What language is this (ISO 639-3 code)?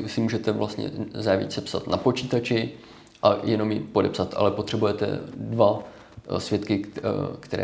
ces